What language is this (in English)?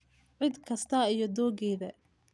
Somali